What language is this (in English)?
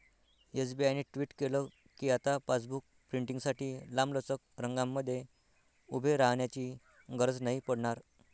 Marathi